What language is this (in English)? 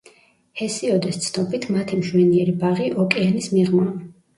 Georgian